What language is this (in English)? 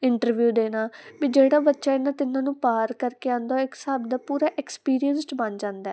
Punjabi